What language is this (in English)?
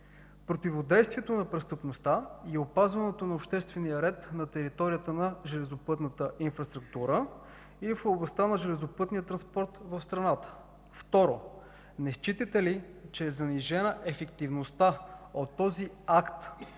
Bulgarian